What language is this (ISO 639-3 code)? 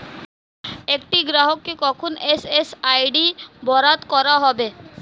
ben